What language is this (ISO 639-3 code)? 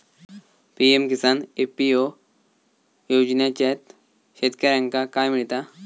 mar